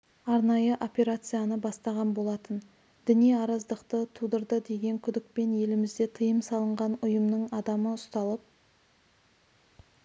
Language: Kazakh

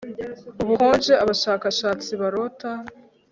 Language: Kinyarwanda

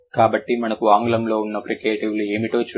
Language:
Telugu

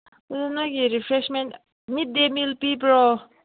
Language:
Manipuri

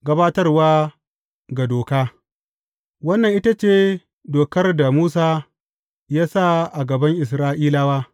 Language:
Hausa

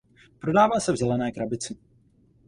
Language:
Czech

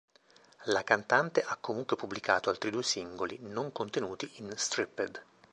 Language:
Italian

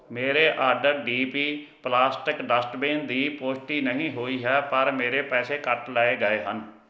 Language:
Punjabi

